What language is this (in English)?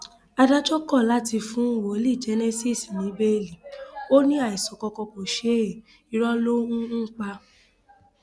Yoruba